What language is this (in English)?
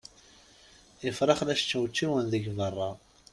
Kabyle